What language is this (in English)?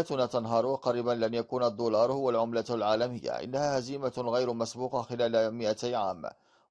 Arabic